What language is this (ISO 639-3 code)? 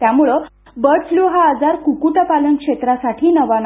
mar